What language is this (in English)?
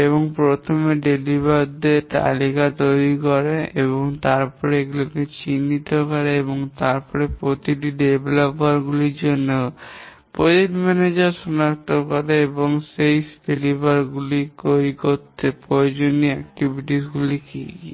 Bangla